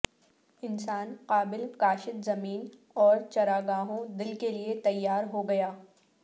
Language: Urdu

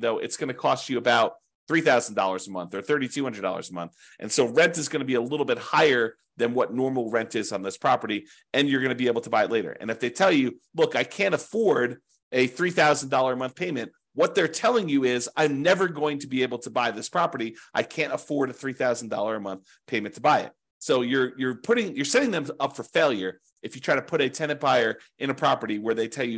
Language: English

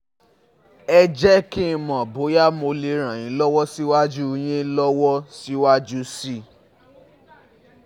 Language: Yoruba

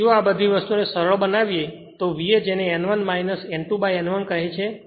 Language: Gujarati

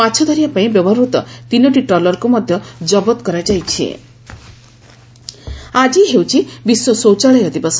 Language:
Odia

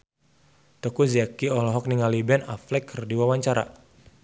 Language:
Sundanese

